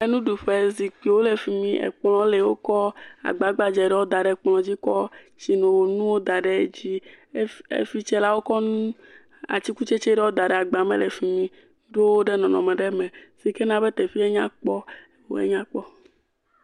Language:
Ewe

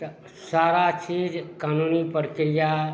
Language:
Maithili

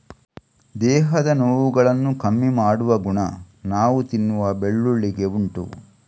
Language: Kannada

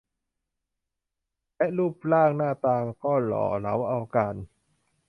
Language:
Thai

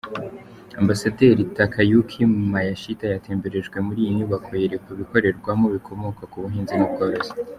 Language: Kinyarwanda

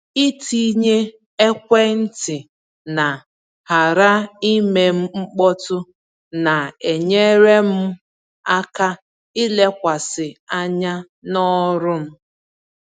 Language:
Igbo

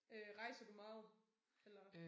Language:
Danish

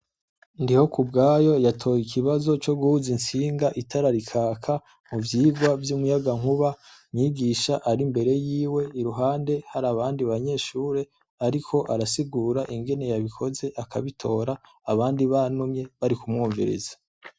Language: Rundi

